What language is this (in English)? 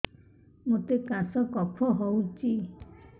Odia